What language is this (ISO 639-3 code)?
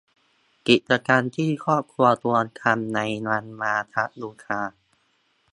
tha